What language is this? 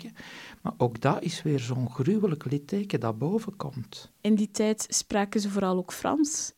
Dutch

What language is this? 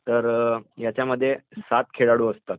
Marathi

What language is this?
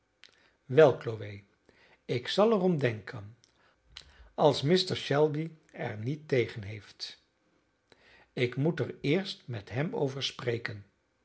Dutch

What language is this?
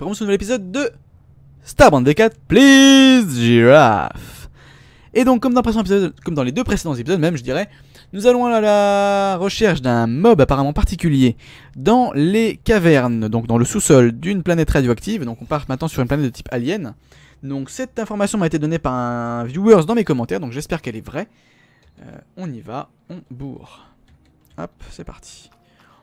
French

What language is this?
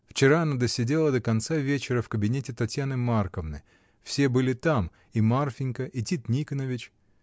Russian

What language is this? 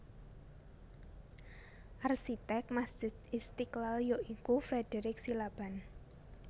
Javanese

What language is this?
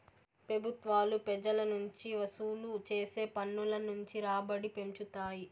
Telugu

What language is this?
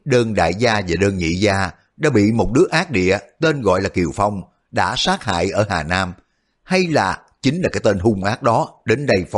Vietnamese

